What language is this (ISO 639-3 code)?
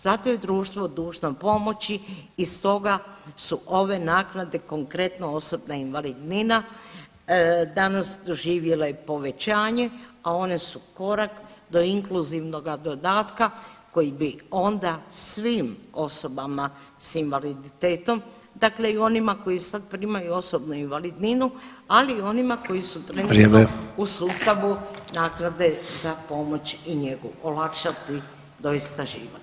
hrv